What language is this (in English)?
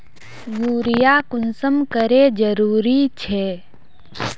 Magahi